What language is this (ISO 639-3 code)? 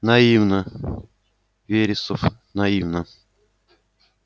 rus